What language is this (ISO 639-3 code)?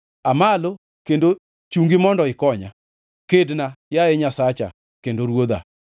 luo